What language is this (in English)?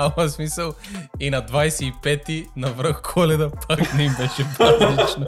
Bulgarian